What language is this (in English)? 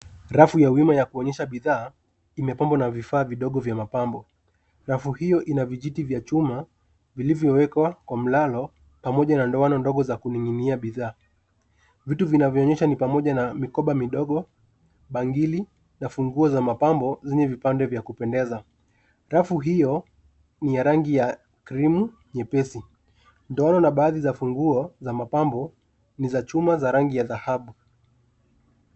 Swahili